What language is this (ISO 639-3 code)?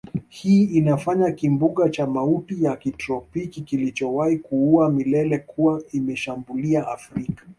swa